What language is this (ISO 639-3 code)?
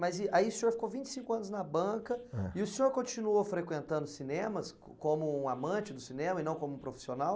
por